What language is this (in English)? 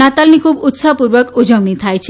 Gujarati